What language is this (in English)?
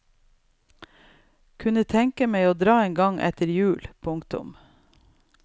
Norwegian